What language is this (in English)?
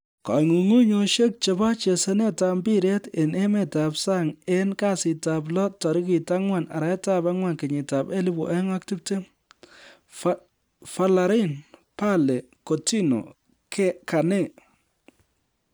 Kalenjin